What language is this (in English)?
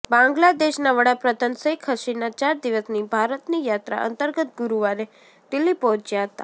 Gujarati